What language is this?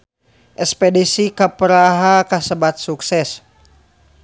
Sundanese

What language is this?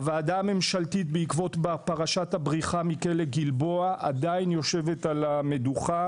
Hebrew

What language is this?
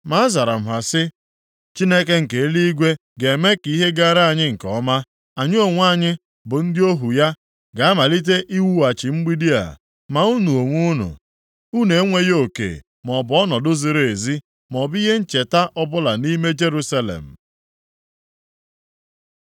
Igbo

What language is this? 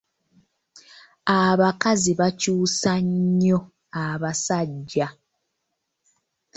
Ganda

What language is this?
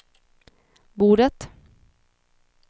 Swedish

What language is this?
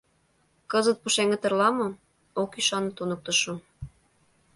Mari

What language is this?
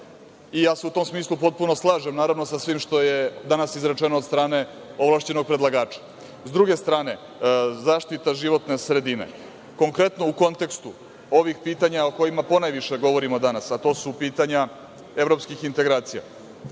Serbian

